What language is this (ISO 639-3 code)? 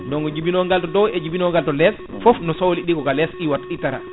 ful